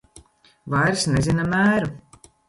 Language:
Latvian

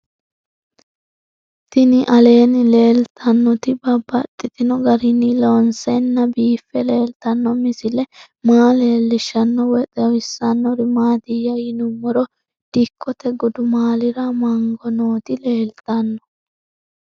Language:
Sidamo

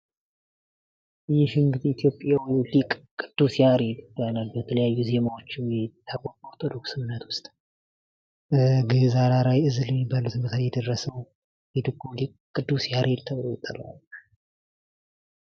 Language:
Amharic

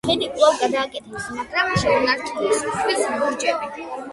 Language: Georgian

